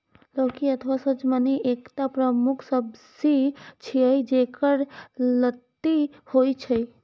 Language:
Maithili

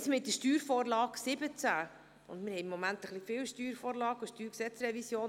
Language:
Swiss German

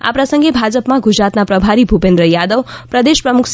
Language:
Gujarati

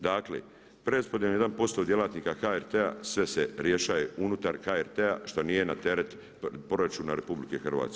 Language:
Croatian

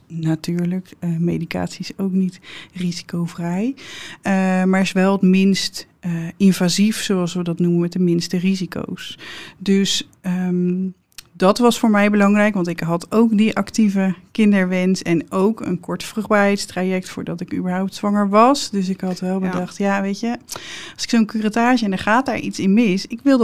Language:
Dutch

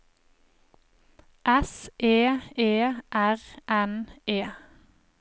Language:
Norwegian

